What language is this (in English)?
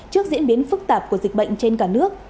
Vietnamese